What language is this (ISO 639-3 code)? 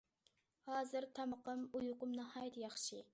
uig